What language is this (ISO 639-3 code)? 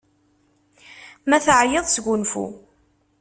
kab